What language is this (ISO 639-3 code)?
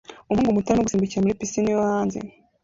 kin